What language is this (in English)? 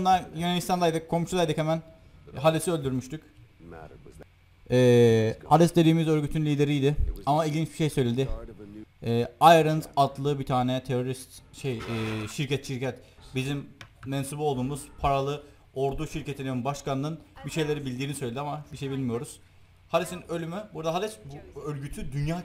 Turkish